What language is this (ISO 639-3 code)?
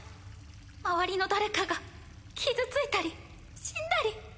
jpn